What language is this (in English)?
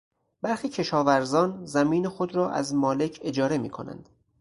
Persian